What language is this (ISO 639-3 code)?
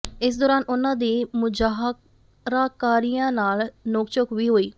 pan